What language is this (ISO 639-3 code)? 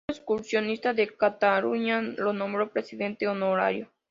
spa